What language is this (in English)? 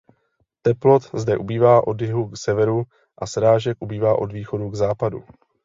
Czech